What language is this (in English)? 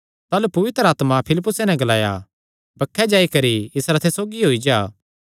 Kangri